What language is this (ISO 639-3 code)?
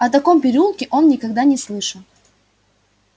rus